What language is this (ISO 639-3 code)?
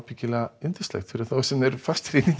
isl